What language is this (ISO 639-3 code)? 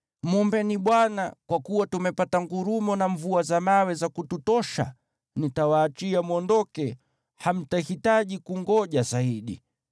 swa